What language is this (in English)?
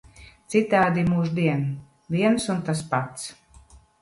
Latvian